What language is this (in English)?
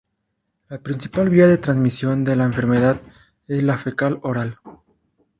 Spanish